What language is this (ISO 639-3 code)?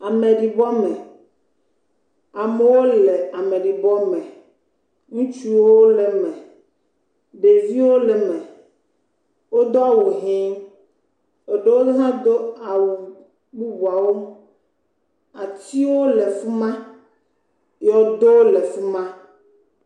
ewe